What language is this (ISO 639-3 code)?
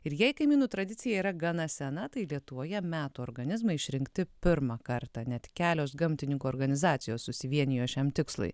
lit